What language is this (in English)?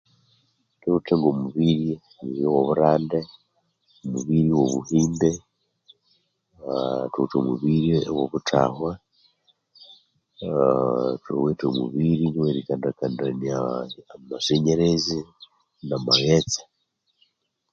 Konzo